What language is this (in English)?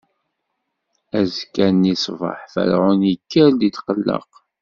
Kabyle